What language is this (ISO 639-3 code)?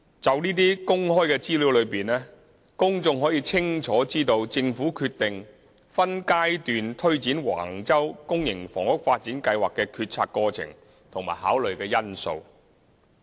yue